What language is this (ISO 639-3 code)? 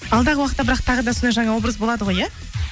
kaz